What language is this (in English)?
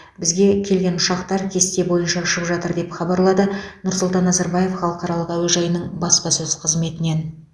Kazakh